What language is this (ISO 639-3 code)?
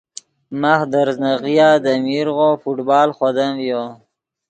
ydg